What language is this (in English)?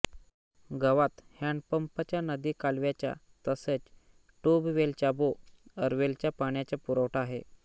Marathi